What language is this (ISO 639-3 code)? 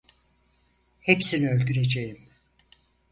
tur